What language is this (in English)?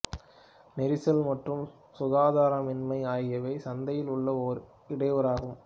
Tamil